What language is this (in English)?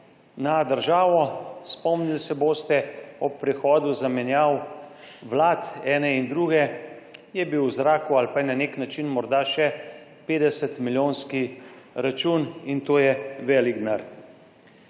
Slovenian